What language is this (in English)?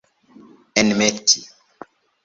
Esperanto